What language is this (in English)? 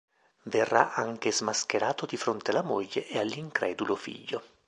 Italian